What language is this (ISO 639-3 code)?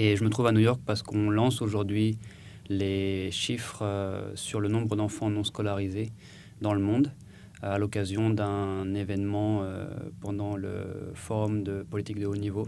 fra